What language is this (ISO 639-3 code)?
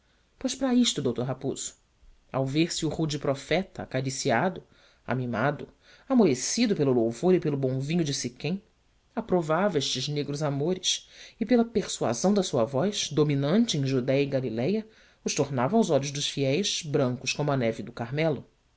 por